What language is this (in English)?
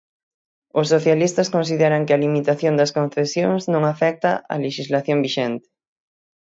Galician